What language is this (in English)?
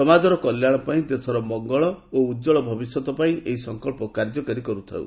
Odia